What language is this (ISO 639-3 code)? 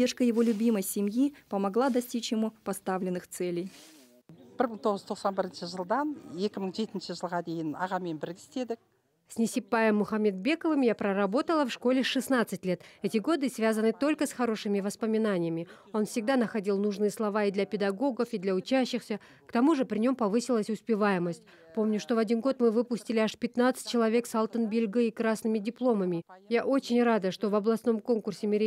rus